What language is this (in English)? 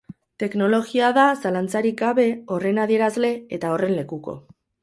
Basque